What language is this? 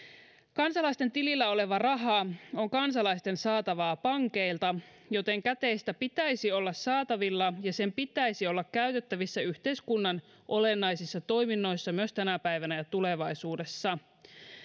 Finnish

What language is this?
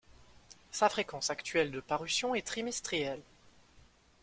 French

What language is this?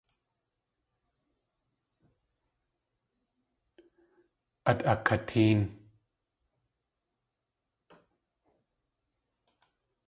Tlingit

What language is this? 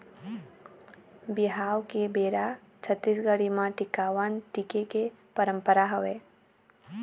Chhattisgarhi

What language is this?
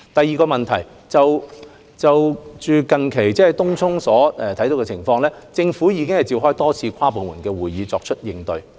Cantonese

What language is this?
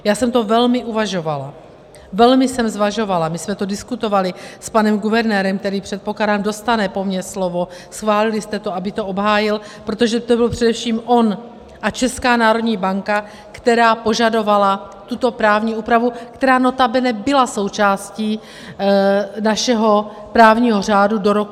Czech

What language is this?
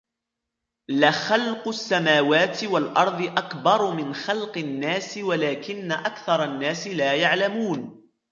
Arabic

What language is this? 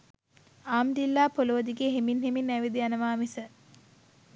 Sinhala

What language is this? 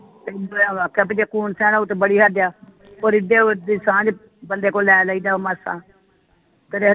Punjabi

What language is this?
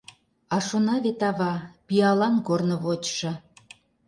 Mari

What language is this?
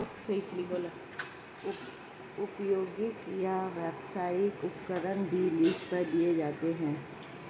Hindi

